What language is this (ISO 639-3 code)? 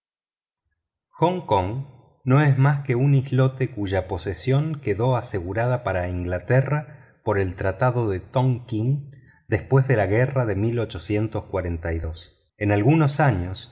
spa